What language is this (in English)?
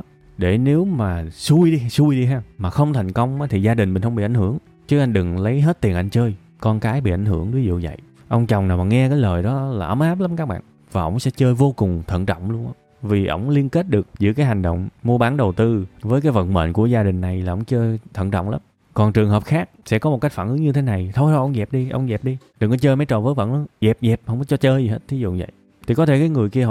Vietnamese